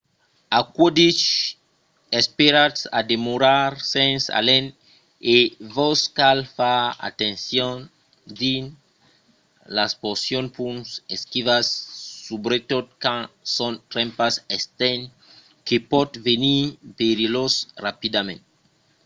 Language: Occitan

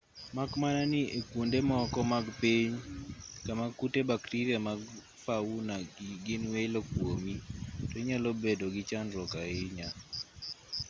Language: Luo (Kenya and Tanzania)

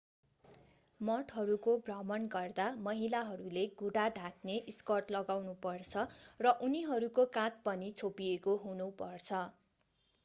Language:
Nepali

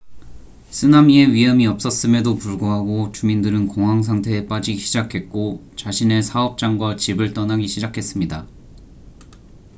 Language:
Korean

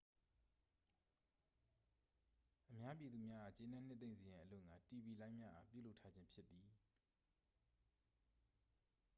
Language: Burmese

